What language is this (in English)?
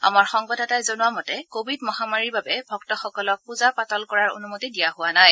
Assamese